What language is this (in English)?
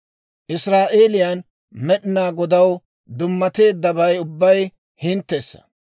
Dawro